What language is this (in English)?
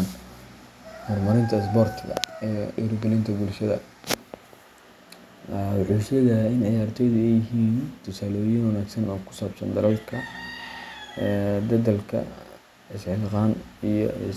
Somali